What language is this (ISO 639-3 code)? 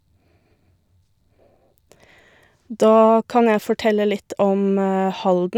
nor